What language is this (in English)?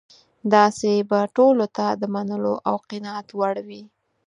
Pashto